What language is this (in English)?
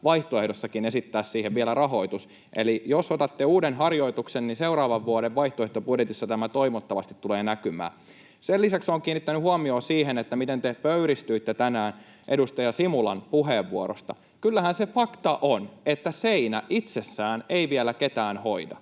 Finnish